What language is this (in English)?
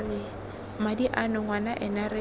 Tswana